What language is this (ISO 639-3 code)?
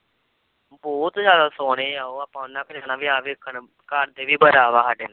pan